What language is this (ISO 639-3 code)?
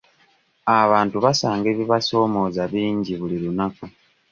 lug